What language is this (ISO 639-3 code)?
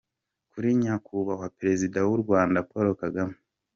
kin